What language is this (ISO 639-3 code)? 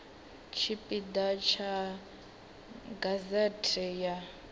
ven